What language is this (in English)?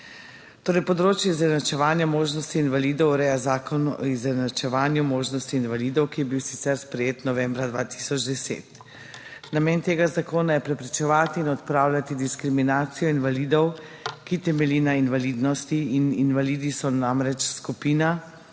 Slovenian